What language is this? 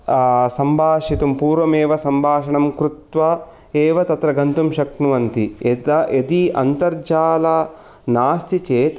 Sanskrit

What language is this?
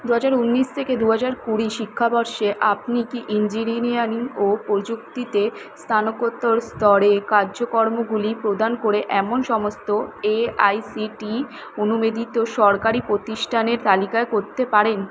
Bangla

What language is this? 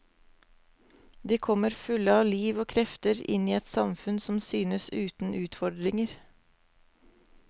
Norwegian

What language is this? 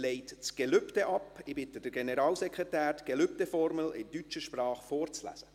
Swiss German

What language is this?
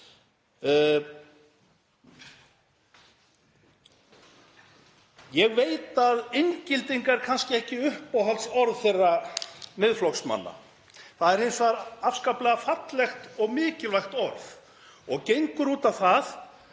Icelandic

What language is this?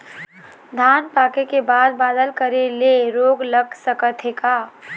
Chhattisgarhi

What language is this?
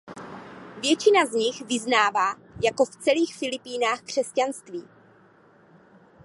Czech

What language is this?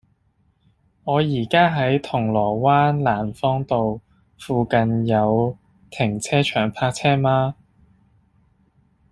Cantonese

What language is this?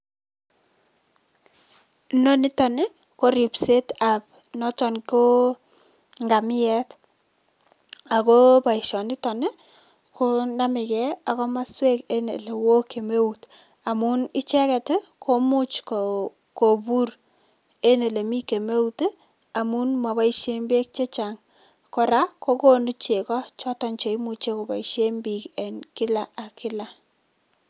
Kalenjin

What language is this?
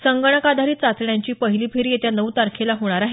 Marathi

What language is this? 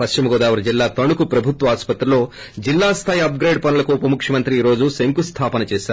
Telugu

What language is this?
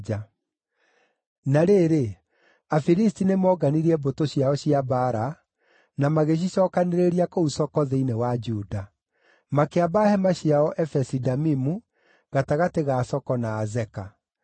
Kikuyu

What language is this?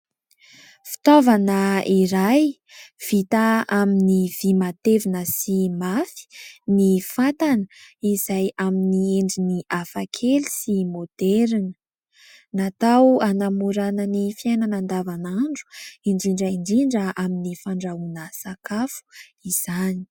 Malagasy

